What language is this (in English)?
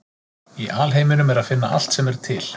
Icelandic